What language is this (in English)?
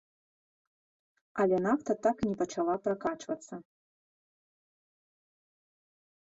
Belarusian